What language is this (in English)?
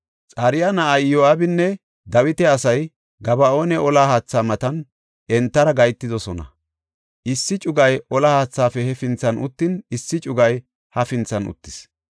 Gofa